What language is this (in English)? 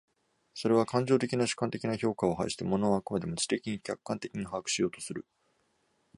Japanese